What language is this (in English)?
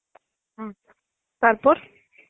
Bangla